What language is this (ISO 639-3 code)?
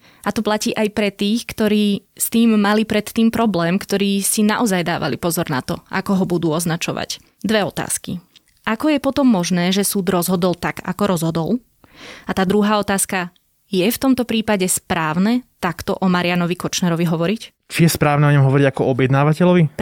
slk